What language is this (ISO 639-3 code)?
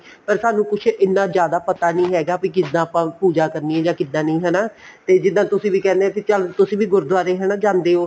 pan